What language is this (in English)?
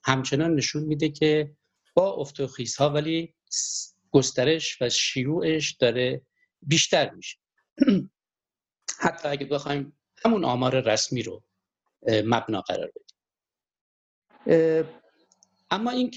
Persian